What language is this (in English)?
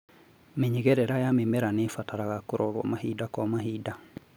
Kikuyu